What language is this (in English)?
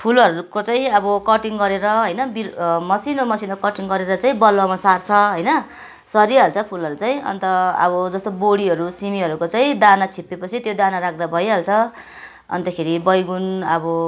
Nepali